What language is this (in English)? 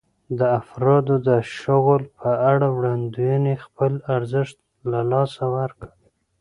Pashto